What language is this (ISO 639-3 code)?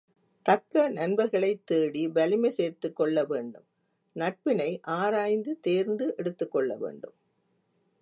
tam